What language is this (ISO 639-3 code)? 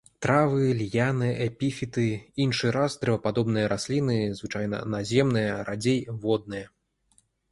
bel